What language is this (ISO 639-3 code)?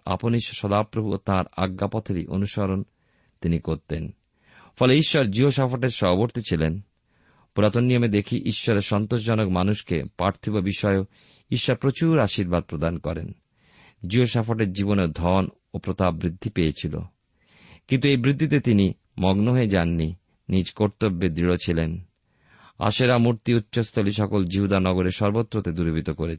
ben